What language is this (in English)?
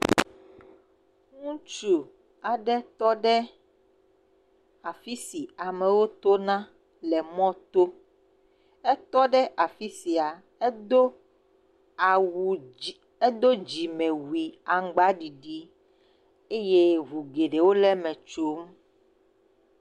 Ewe